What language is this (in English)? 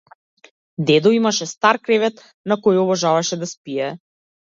Macedonian